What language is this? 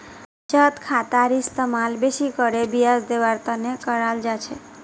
Magahi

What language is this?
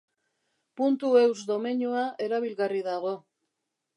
Basque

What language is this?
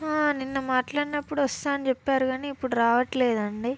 Telugu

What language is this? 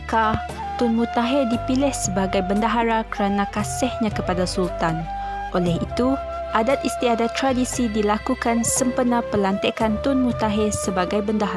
Malay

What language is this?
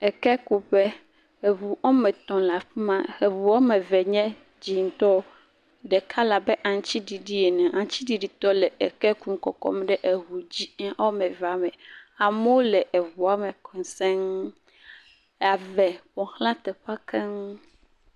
Ewe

